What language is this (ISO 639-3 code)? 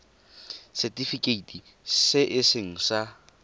tsn